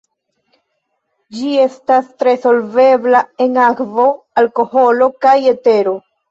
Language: Esperanto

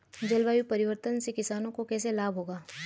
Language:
Hindi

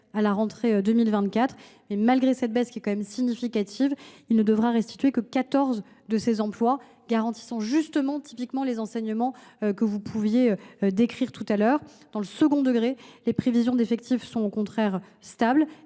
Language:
French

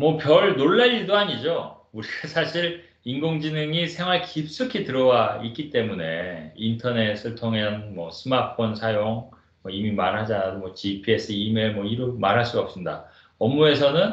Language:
Korean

